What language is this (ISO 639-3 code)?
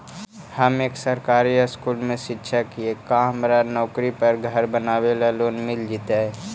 mag